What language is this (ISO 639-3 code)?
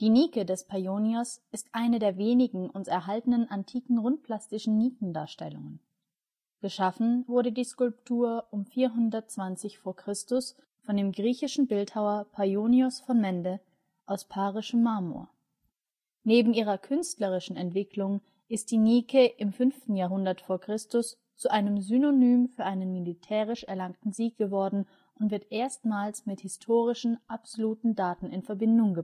deu